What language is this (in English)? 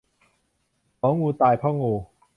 Thai